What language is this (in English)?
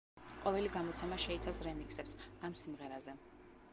Georgian